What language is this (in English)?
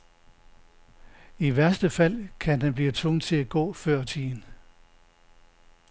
Danish